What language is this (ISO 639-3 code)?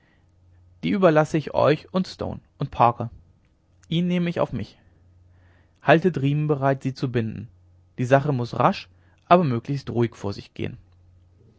deu